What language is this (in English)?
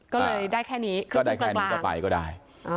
Thai